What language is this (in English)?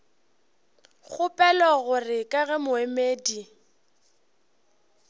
Northern Sotho